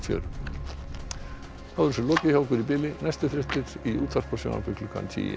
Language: Icelandic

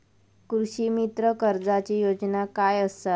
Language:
Marathi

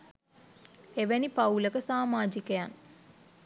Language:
Sinhala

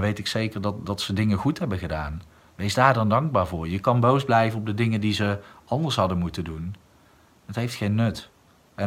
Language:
Dutch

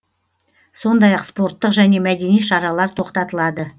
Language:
Kazakh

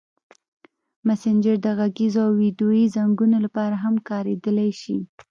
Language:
Pashto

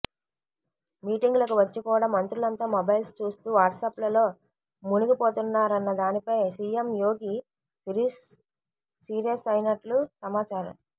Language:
Telugu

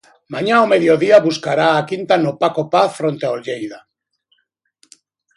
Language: Galician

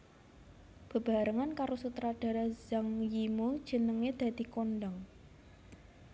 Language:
Javanese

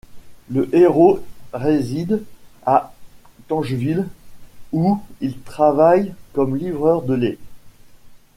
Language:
French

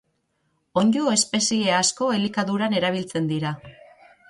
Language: Basque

